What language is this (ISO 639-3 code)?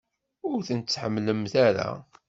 kab